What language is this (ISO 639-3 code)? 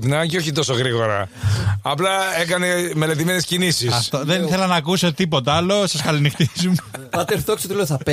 ell